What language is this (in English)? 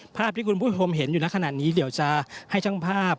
Thai